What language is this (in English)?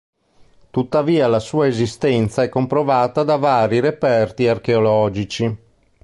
Italian